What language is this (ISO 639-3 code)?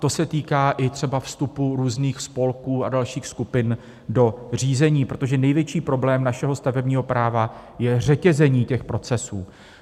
ces